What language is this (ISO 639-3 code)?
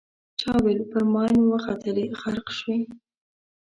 pus